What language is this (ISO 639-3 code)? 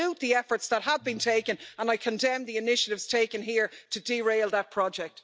eng